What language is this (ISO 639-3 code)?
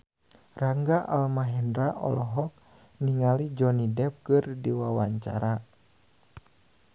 sun